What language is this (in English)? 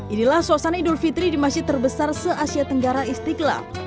Indonesian